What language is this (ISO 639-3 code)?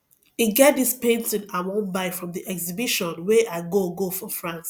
pcm